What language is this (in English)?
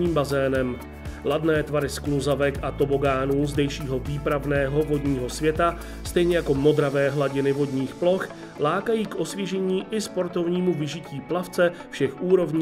Czech